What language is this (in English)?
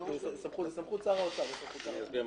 Hebrew